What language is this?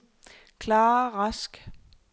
Danish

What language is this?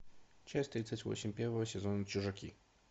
Russian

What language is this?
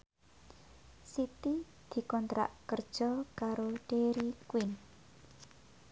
Javanese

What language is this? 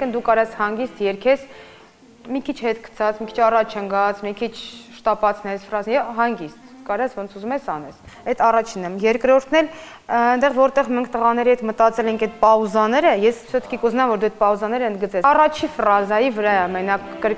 Romanian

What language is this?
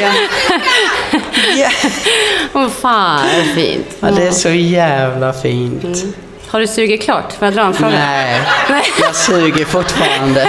Swedish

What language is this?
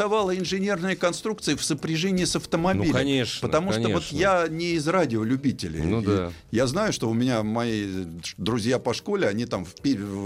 Russian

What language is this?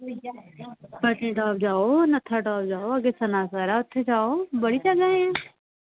Dogri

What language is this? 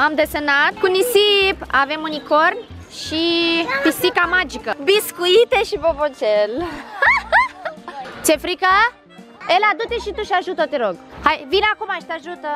Romanian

